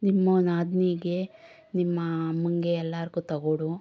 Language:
Kannada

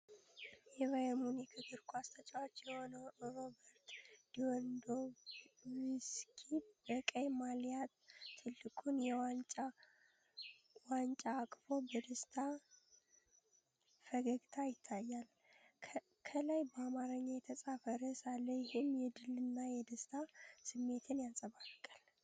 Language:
Amharic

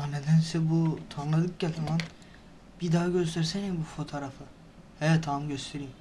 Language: Turkish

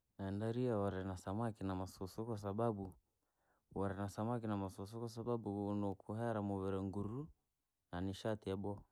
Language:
Langi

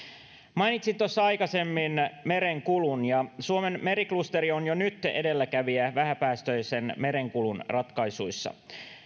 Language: Finnish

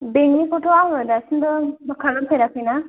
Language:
Bodo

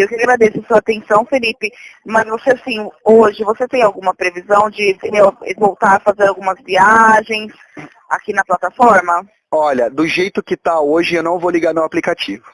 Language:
Portuguese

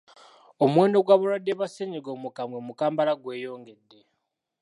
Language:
Ganda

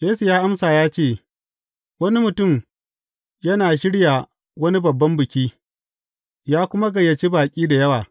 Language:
Hausa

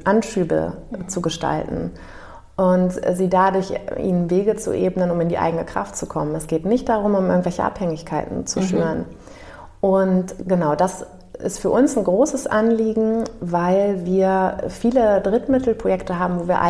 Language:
German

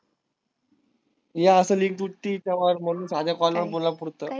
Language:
Marathi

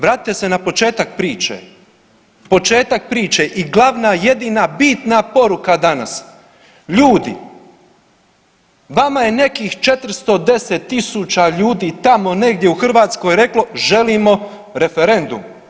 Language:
Croatian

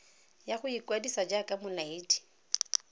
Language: Tswana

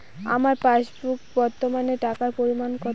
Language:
Bangla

